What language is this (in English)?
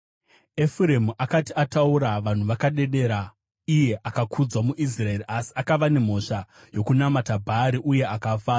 Shona